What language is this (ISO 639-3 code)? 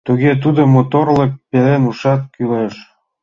chm